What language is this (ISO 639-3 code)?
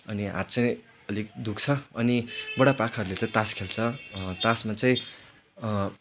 nep